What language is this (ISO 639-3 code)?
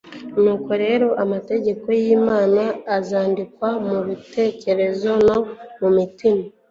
kin